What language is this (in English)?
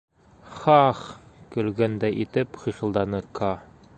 Bashkir